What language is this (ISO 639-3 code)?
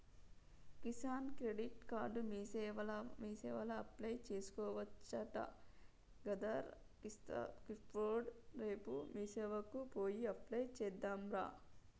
tel